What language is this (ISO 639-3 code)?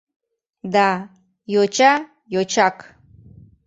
chm